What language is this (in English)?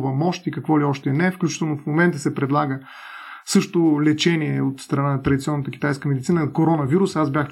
Bulgarian